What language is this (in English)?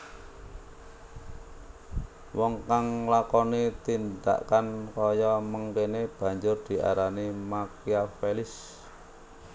Javanese